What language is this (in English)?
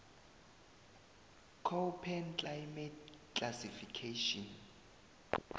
South Ndebele